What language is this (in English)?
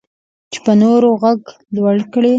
Pashto